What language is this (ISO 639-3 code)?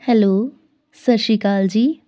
pan